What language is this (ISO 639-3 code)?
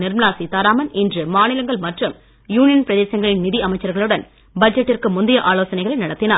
tam